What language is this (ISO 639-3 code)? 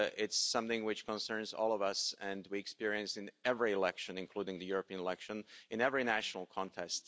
eng